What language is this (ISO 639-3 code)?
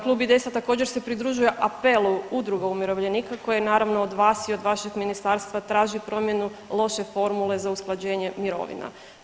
hrv